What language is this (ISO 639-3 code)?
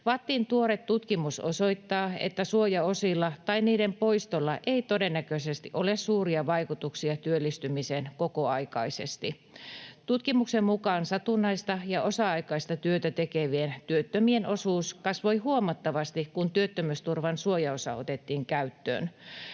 fin